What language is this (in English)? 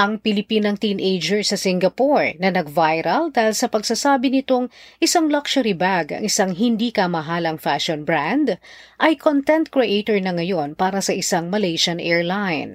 Filipino